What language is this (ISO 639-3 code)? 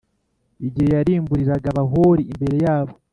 kin